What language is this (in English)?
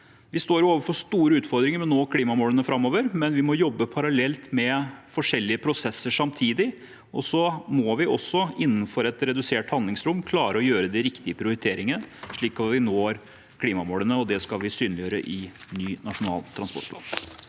Norwegian